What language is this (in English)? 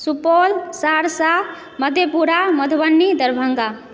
Maithili